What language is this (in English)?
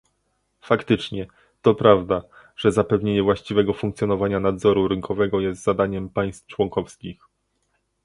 Polish